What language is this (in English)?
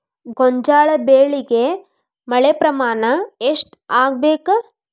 Kannada